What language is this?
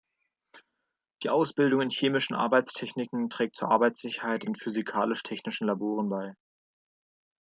German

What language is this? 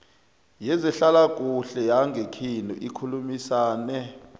South Ndebele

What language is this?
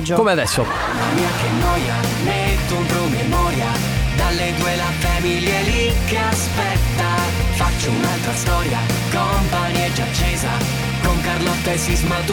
Italian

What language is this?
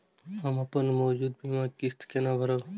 Maithili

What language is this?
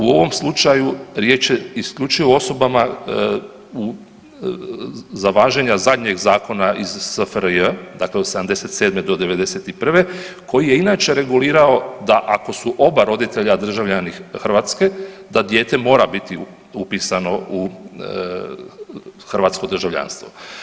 Croatian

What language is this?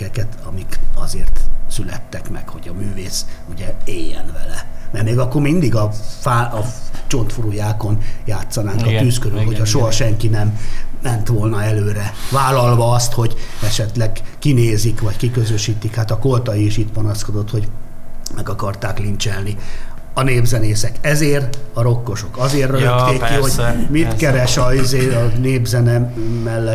Hungarian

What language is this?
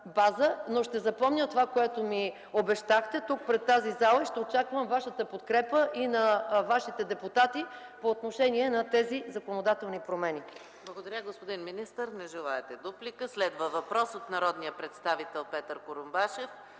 Bulgarian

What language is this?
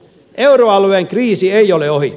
Finnish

